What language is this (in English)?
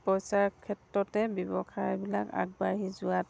Assamese